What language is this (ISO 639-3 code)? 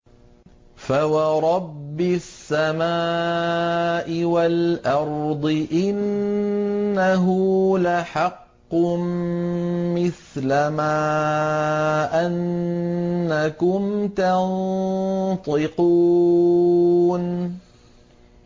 ara